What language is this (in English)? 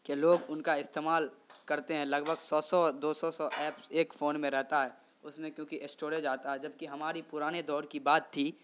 Urdu